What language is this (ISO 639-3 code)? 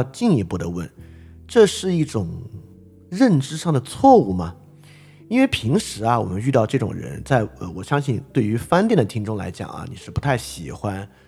zho